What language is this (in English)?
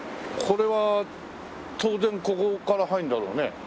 Japanese